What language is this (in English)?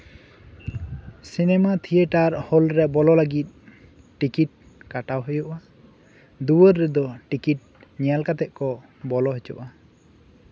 Santali